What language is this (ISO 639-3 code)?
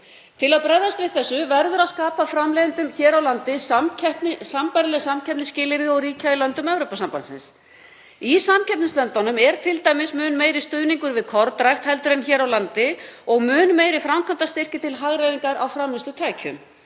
isl